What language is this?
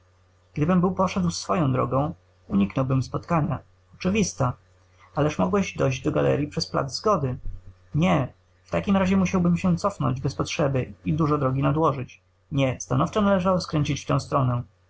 Polish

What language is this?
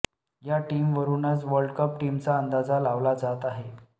Marathi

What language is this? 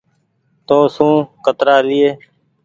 Goaria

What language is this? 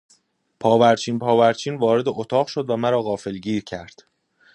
Persian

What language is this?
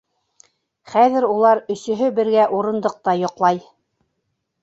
Bashkir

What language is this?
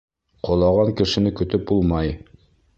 Bashkir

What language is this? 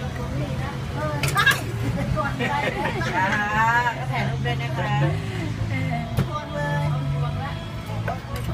Thai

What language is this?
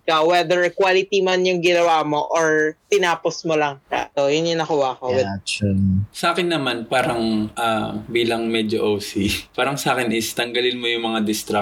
Filipino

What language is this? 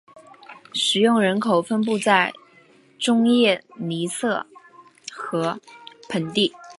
Chinese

